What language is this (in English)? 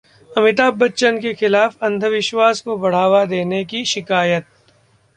Hindi